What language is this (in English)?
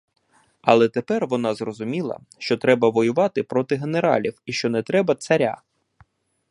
Ukrainian